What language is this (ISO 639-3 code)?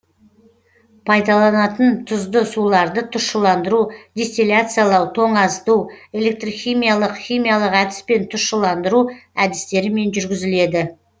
kaz